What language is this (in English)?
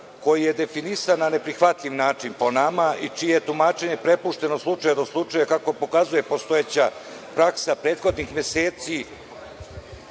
Serbian